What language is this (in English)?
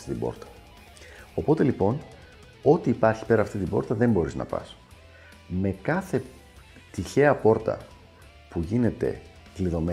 Greek